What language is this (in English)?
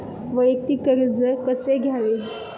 Marathi